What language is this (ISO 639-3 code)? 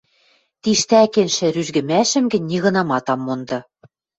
mrj